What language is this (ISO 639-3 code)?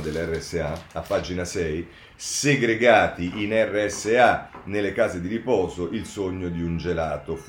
ita